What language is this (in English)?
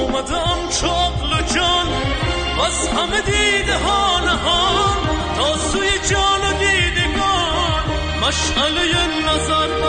Persian